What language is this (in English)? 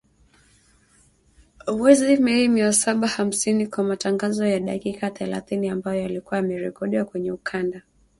Swahili